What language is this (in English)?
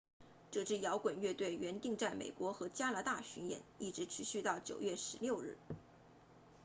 Chinese